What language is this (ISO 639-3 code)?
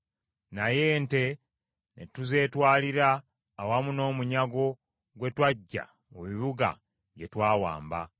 lug